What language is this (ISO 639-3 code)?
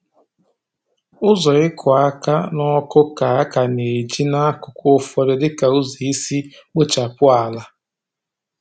ibo